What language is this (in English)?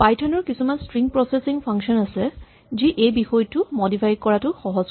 Assamese